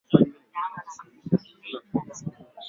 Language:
Swahili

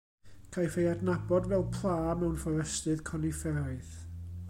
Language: Welsh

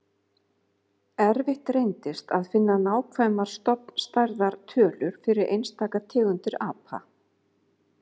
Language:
Icelandic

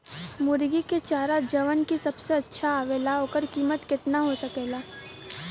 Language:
Bhojpuri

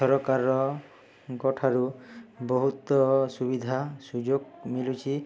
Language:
Odia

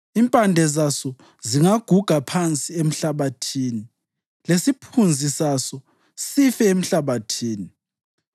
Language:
North Ndebele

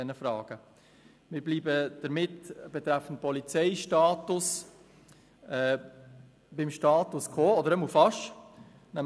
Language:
Swiss German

